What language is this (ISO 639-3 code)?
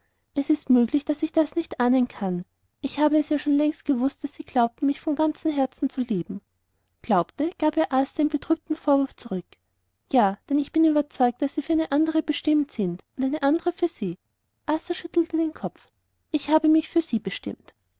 deu